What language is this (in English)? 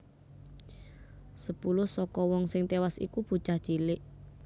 Javanese